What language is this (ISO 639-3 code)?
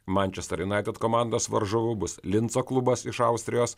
lit